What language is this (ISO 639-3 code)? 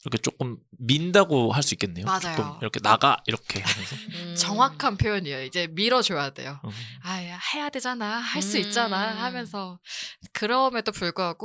kor